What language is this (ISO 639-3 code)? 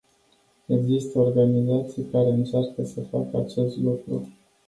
ron